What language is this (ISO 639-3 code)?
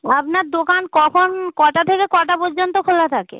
ben